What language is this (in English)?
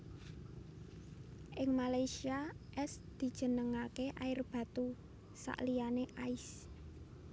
Javanese